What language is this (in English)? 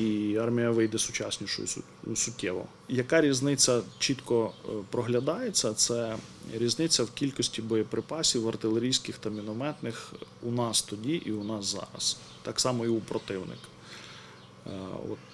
Ukrainian